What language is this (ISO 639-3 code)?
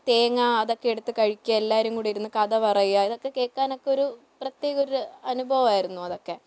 mal